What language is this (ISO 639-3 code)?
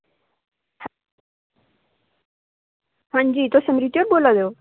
doi